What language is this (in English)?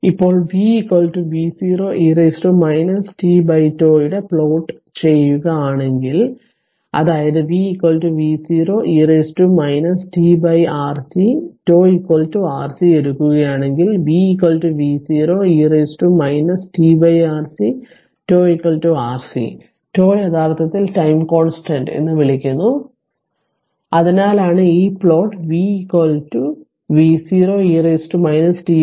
Malayalam